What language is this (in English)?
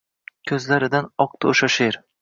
Uzbek